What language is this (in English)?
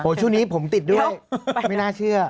Thai